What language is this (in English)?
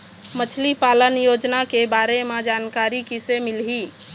Chhattisgarhi